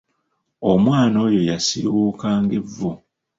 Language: Ganda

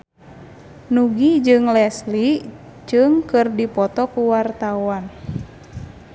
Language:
Sundanese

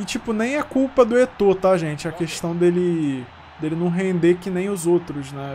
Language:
Portuguese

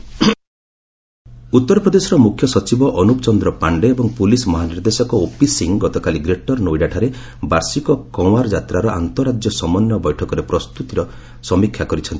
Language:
Odia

